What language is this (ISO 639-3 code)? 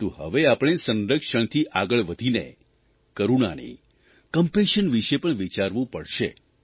guj